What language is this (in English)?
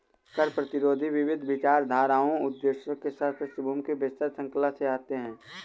Hindi